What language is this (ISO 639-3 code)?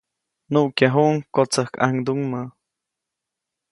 zoc